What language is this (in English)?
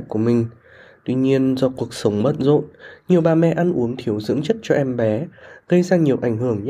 Vietnamese